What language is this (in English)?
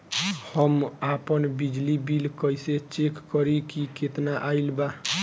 Bhojpuri